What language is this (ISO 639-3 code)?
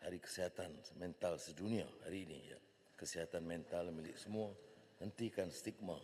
msa